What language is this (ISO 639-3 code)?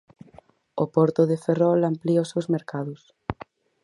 glg